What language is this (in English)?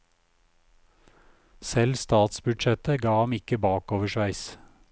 Norwegian